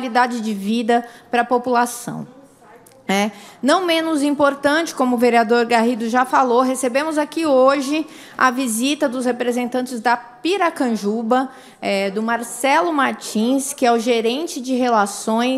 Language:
Portuguese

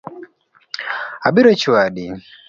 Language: Luo (Kenya and Tanzania)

